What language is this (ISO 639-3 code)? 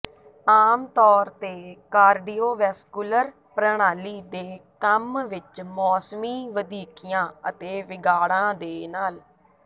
pan